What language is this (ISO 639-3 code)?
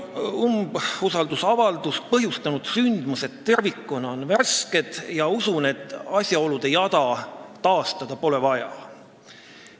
est